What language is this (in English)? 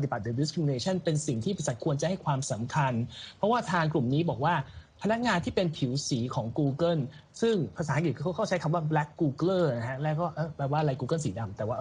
Thai